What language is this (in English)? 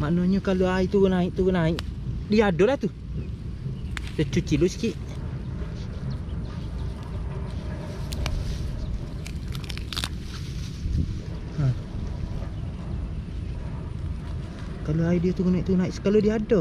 Malay